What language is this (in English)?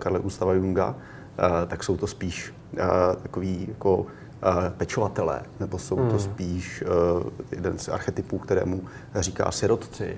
Czech